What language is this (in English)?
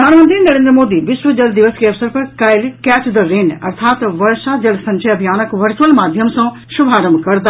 Maithili